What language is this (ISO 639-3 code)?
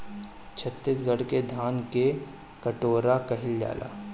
bho